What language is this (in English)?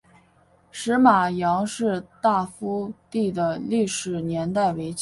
Chinese